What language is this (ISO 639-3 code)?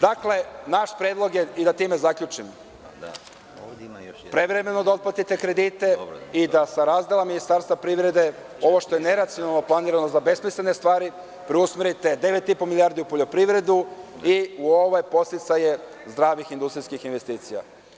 srp